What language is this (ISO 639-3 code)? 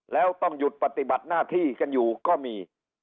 tha